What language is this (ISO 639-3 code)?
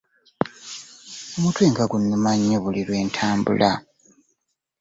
lug